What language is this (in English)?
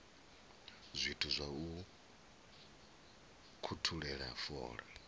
Venda